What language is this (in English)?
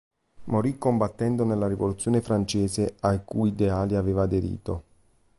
Italian